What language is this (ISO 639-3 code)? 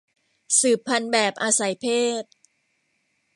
tha